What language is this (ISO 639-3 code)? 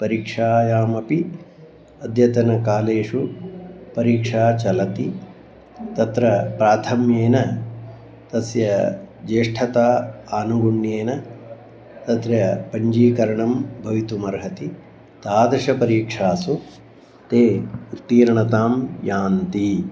san